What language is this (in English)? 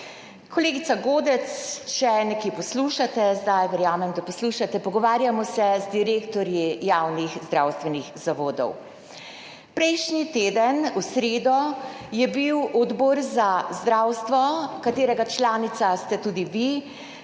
Slovenian